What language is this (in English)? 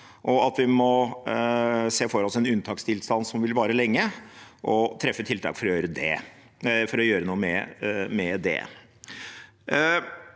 Norwegian